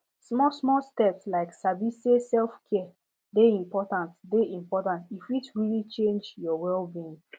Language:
Nigerian Pidgin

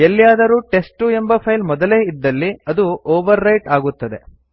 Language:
Kannada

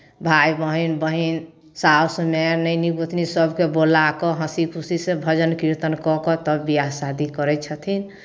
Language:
Maithili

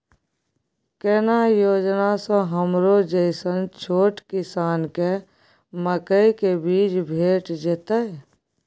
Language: Maithili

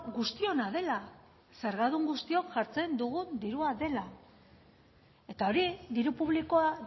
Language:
Basque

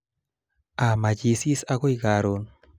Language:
Kalenjin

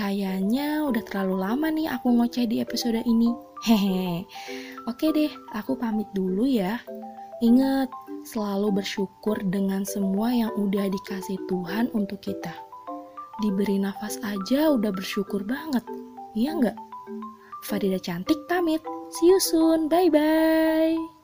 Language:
Indonesian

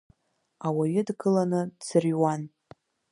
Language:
Abkhazian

